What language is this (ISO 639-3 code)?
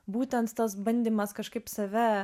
lit